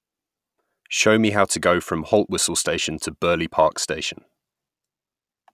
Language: English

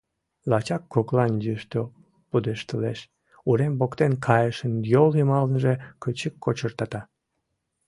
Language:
Mari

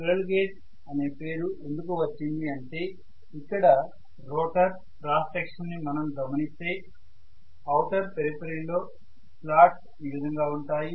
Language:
Telugu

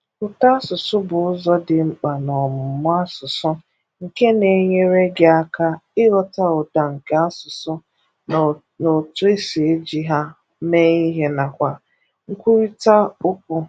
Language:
Igbo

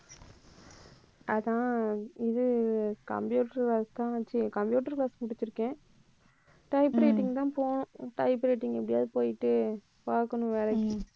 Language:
Tamil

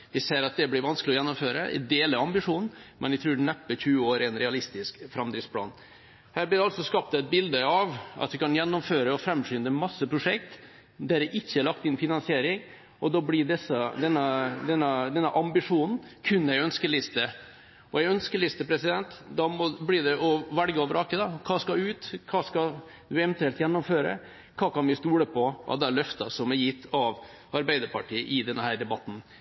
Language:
Norwegian Bokmål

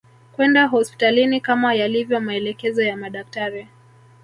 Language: Swahili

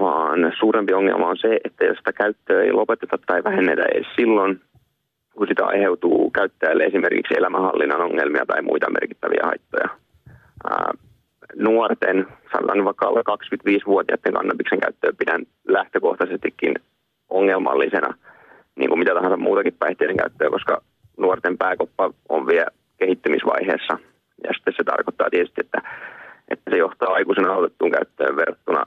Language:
Finnish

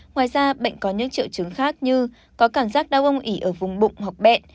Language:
Vietnamese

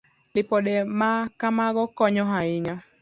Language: Luo (Kenya and Tanzania)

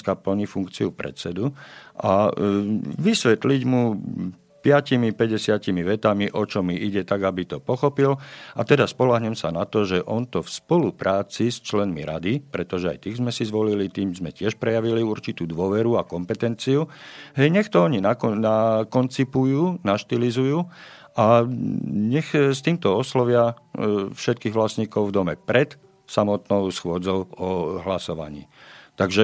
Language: Slovak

